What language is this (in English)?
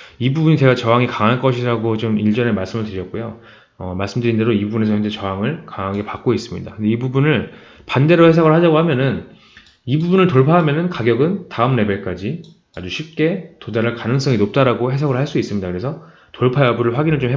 Korean